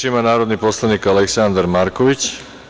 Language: Serbian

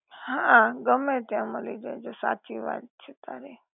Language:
Gujarati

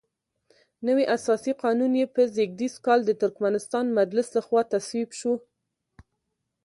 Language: Pashto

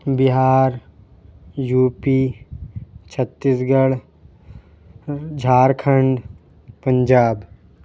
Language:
Urdu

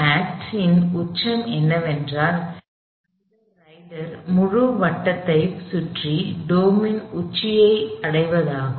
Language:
Tamil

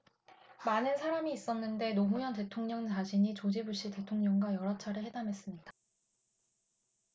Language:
Korean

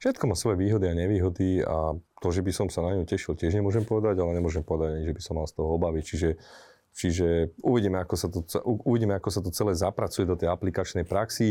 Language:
Slovak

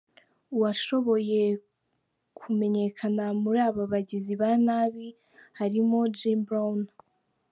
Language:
Kinyarwanda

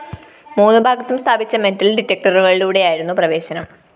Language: Malayalam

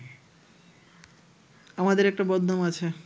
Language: Bangla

